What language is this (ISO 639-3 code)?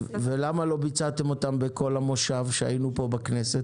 heb